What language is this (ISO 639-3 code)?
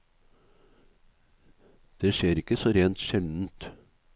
nor